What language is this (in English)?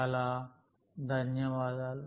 Telugu